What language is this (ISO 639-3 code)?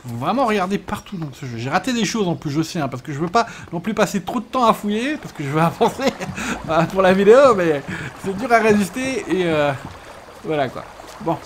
fra